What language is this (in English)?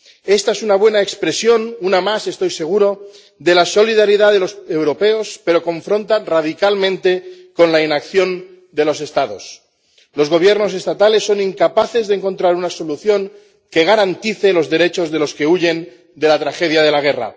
Spanish